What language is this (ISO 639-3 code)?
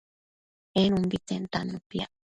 mcf